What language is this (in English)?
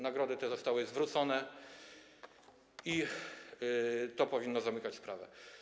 Polish